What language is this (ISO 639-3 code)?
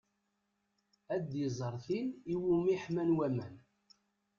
kab